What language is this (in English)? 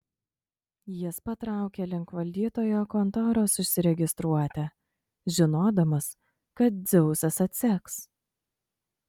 Lithuanian